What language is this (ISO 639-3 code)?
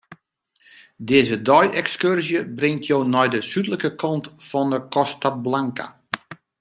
fry